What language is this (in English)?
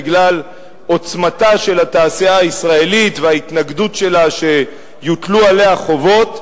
Hebrew